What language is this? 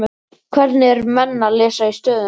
Icelandic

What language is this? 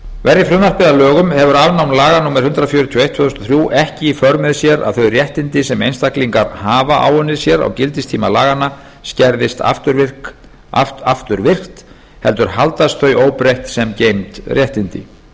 Icelandic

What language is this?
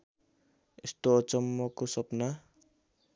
Nepali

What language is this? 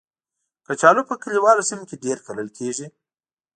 Pashto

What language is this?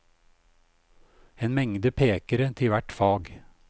Norwegian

